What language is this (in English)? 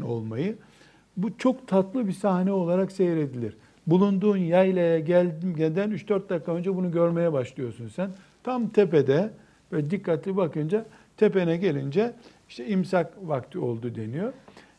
Turkish